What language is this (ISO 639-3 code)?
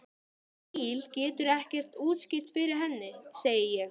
isl